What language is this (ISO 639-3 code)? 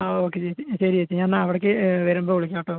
mal